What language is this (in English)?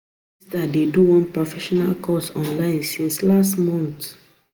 Nigerian Pidgin